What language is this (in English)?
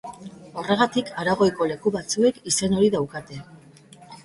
Basque